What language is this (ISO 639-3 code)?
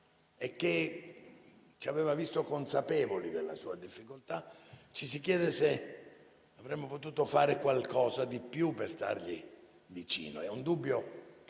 ita